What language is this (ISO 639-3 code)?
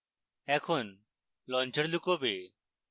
ben